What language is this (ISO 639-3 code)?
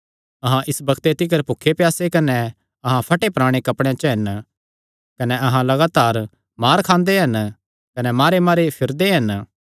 xnr